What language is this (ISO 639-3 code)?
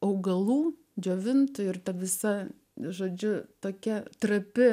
lit